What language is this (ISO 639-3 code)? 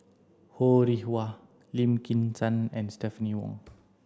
eng